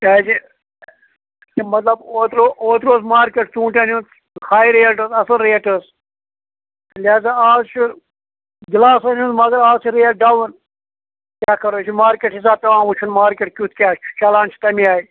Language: Kashmiri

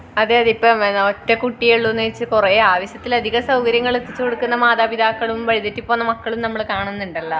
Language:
Malayalam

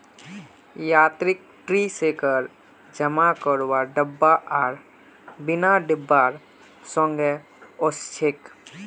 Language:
Magahi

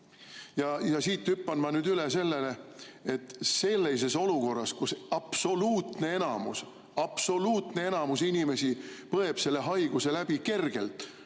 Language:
Estonian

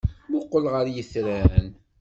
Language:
Kabyle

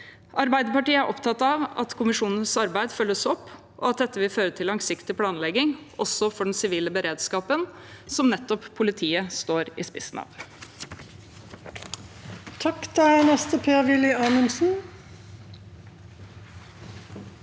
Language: Norwegian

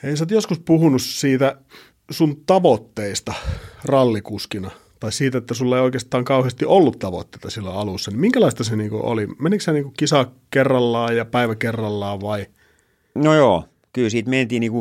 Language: Finnish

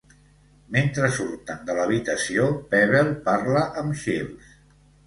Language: Catalan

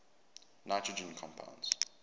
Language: English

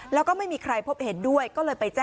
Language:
Thai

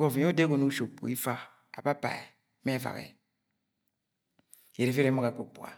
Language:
Agwagwune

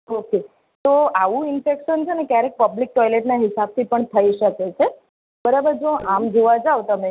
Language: Gujarati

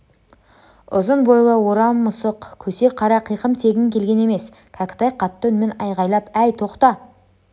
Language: Kazakh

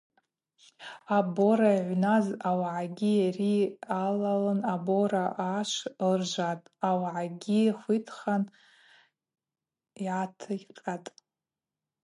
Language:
Abaza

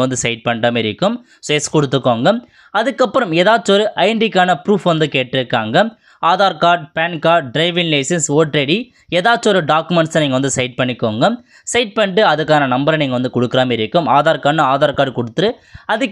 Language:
Tamil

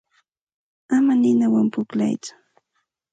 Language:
Santa Ana de Tusi Pasco Quechua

